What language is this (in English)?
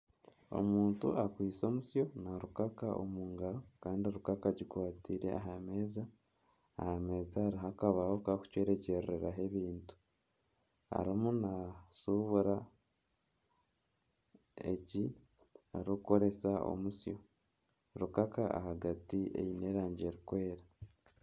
Nyankole